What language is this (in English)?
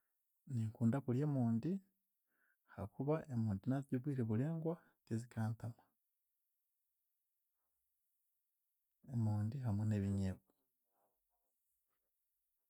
Chiga